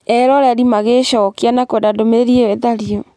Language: Kikuyu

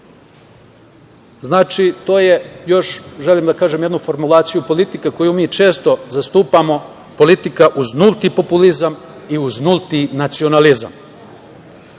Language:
Serbian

